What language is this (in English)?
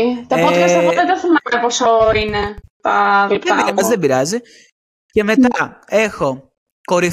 Greek